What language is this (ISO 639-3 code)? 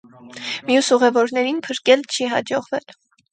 hye